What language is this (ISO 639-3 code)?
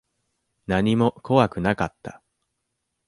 jpn